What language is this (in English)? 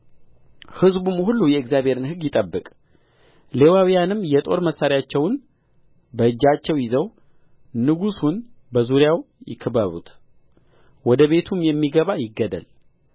Amharic